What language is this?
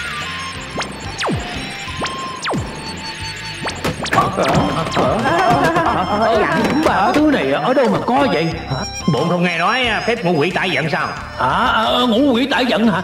Vietnamese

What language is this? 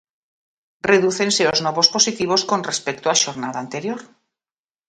Galician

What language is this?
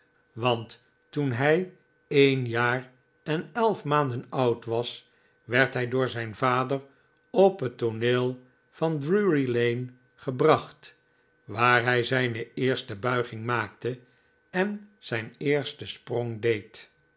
Dutch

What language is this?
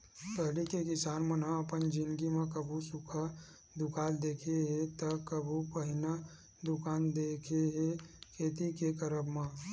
Chhattisgarhi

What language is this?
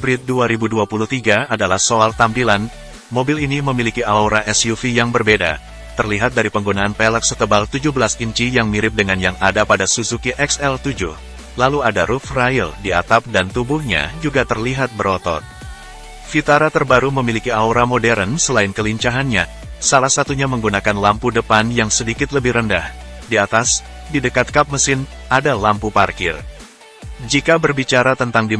Indonesian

